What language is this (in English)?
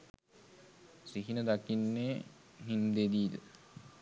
Sinhala